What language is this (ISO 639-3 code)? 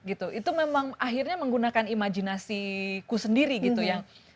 ind